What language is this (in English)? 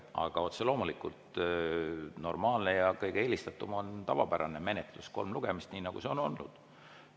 Estonian